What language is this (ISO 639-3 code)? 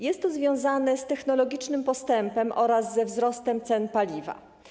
pol